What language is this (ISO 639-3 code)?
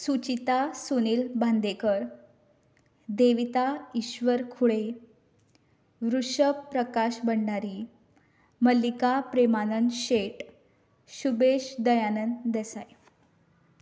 kok